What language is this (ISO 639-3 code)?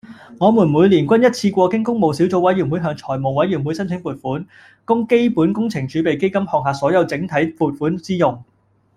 yue